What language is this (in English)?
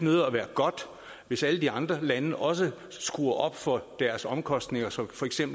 Danish